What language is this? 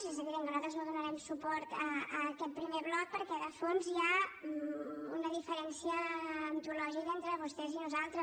Catalan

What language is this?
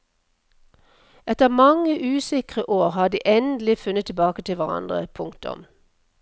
Norwegian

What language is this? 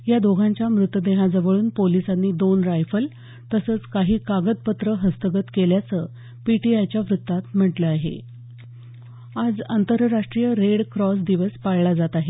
Marathi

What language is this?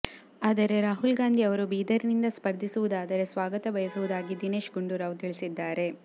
Kannada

